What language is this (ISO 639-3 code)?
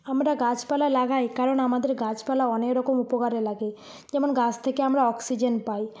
ben